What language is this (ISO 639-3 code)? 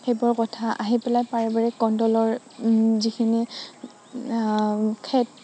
asm